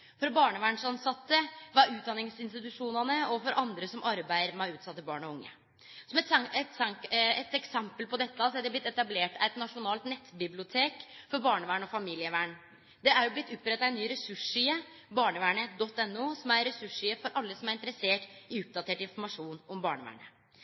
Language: Norwegian Nynorsk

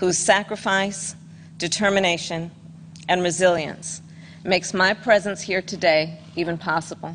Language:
Swedish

